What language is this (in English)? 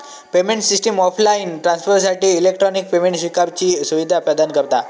Marathi